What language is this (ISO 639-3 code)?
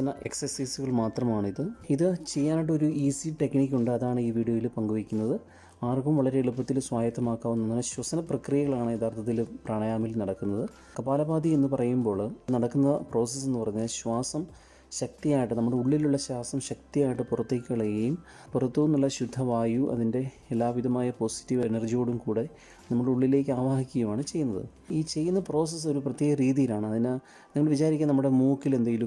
mal